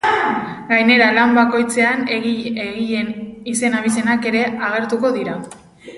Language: Basque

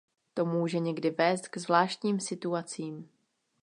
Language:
Czech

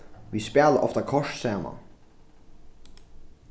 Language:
Faroese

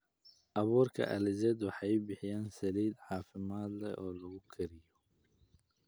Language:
Somali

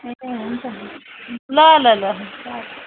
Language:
Nepali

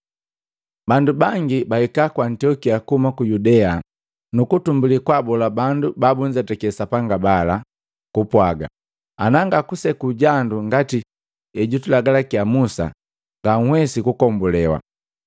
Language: Matengo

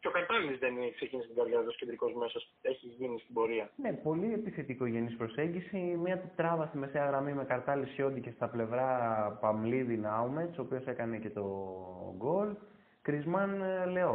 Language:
Greek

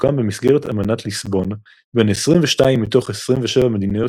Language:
Hebrew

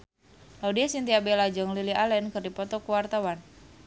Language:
Sundanese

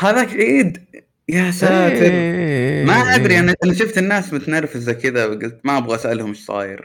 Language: Arabic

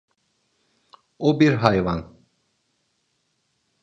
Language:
Turkish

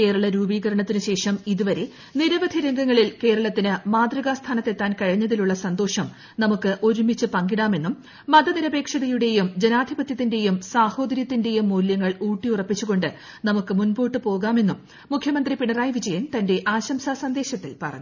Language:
Malayalam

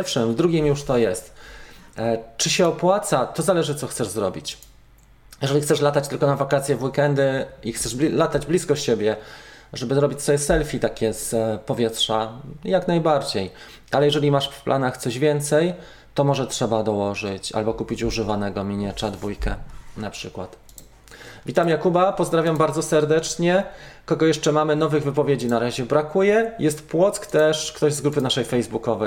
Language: Polish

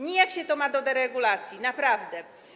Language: Polish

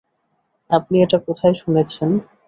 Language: Bangla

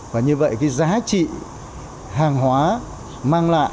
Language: Vietnamese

